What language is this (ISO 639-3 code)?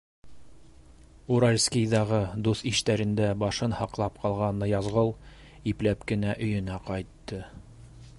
bak